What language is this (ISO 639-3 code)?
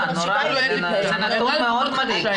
heb